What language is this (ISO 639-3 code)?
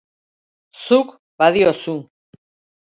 eus